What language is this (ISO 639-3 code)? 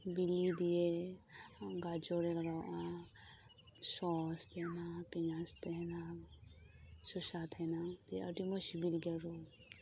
sat